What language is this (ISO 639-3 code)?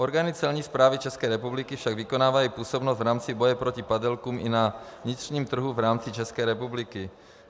ces